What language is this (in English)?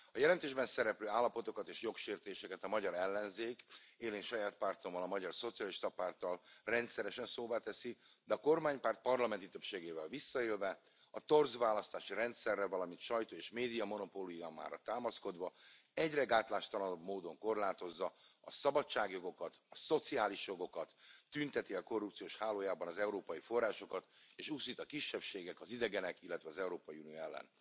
Hungarian